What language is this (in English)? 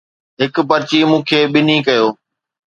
Sindhi